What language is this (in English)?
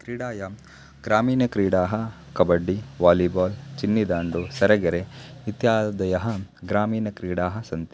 Sanskrit